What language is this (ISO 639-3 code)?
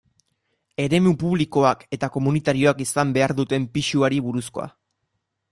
eus